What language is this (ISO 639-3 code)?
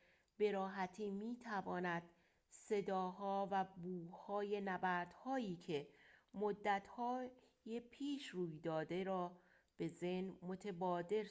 fas